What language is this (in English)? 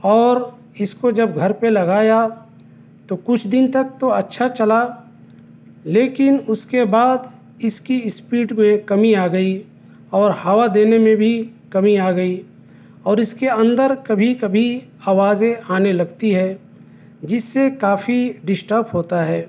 Urdu